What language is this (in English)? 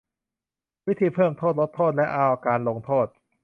Thai